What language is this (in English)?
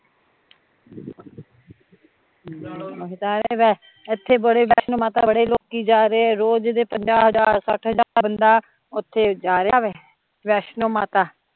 Punjabi